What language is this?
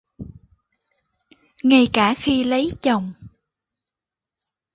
Vietnamese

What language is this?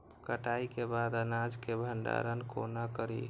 Maithili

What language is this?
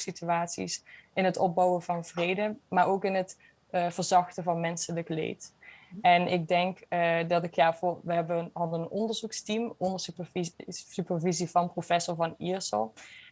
Dutch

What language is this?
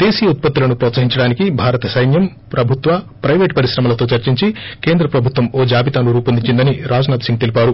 Telugu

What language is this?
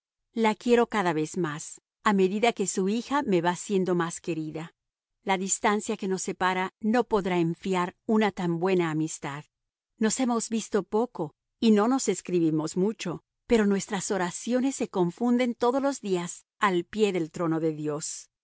Spanish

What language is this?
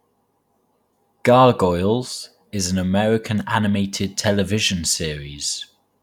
English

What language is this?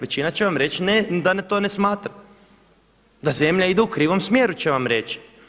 Croatian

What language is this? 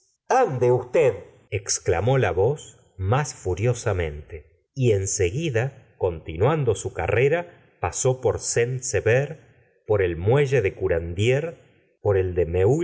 Spanish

